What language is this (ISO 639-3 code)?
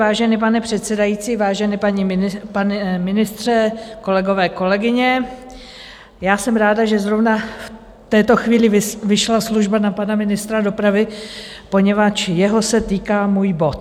ces